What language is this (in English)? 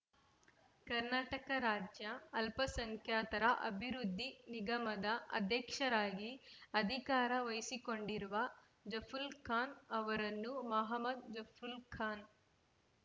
Kannada